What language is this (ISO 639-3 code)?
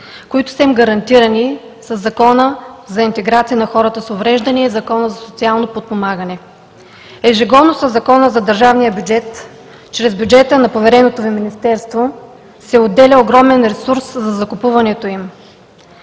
bul